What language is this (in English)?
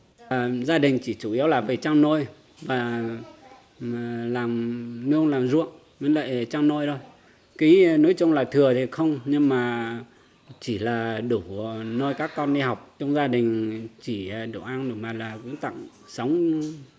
Vietnamese